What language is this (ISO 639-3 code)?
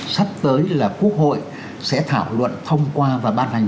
vie